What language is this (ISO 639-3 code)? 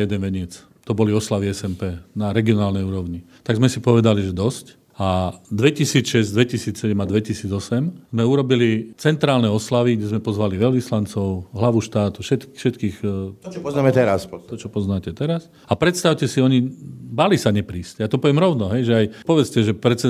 slk